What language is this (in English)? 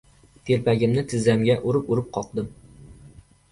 Uzbek